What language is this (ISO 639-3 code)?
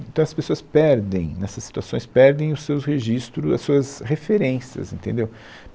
por